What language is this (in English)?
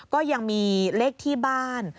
Thai